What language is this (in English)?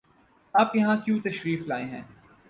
Urdu